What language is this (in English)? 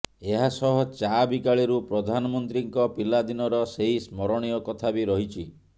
Odia